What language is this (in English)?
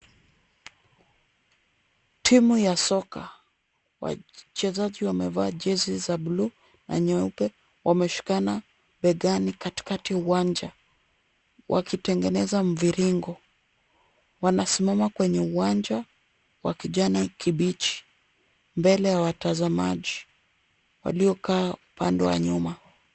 Swahili